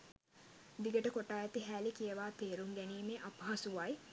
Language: Sinhala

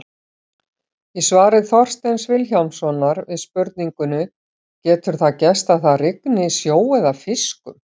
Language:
Icelandic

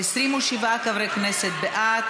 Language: Hebrew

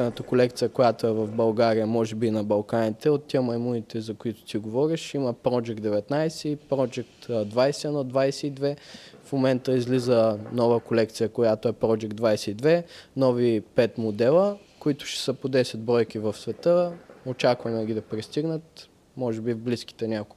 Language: Bulgarian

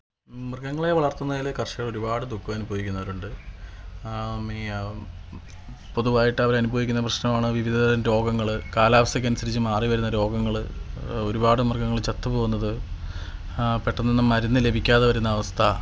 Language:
Malayalam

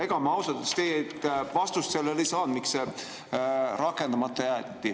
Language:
Estonian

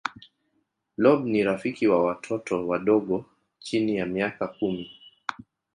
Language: Swahili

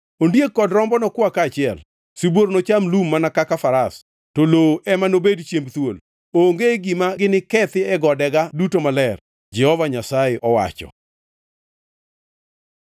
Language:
Luo (Kenya and Tanzania)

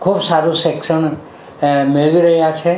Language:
Gujarati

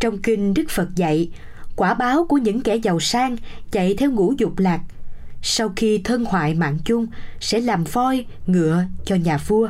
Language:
Vietnamese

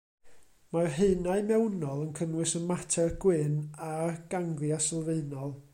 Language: Welsh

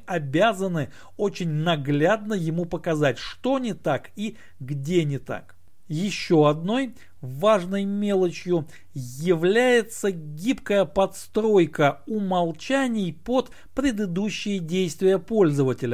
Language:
Russian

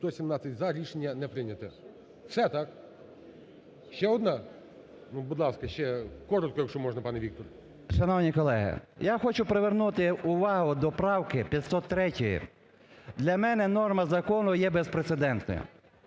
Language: Ukrainian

